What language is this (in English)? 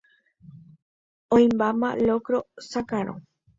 Guarani